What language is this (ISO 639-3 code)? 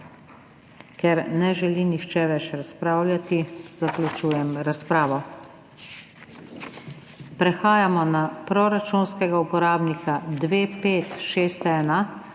slv